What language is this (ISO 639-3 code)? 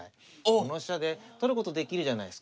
jpn